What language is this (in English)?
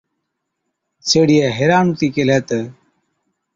Od